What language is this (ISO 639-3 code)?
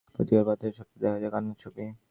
ben